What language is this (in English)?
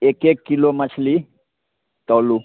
Maithili